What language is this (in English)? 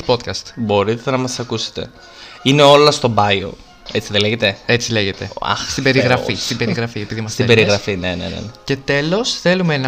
Greek